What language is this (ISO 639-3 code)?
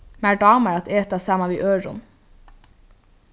fao